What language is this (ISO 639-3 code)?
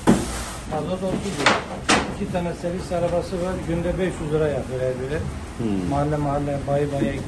tur